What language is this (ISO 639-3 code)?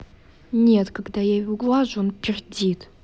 rus